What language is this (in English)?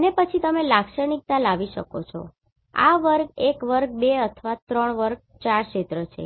Gujarati